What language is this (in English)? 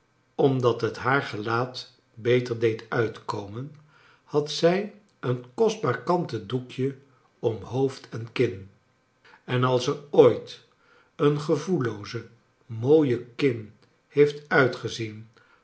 Dutch